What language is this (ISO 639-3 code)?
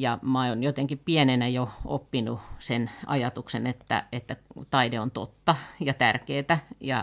fin